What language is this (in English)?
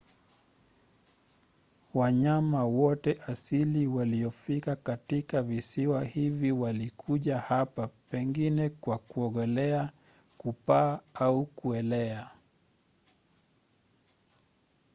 Swahili